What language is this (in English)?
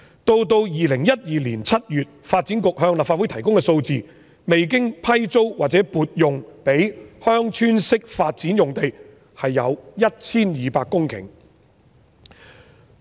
Cantonese